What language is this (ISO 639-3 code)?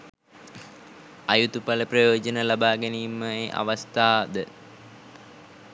sin